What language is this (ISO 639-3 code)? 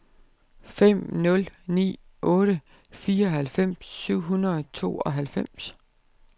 dan